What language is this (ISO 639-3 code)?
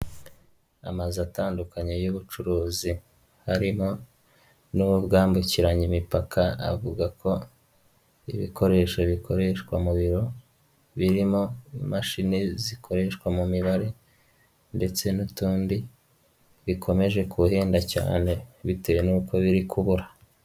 kin